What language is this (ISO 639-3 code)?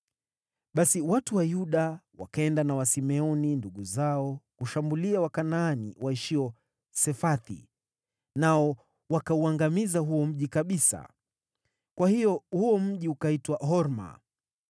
swa